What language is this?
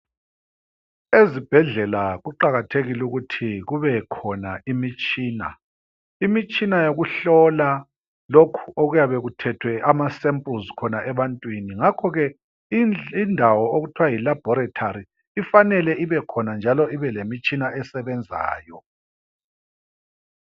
North Ndebele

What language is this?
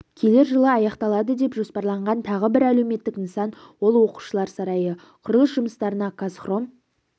Kazakh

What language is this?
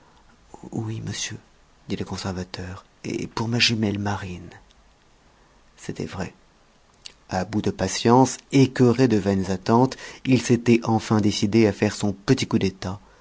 French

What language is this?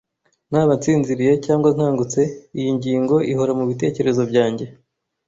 Kinyarwanda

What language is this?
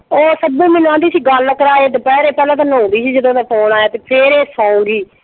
Punjabi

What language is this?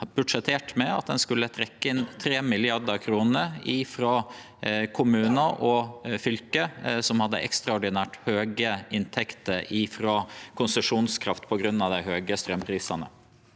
Norwegian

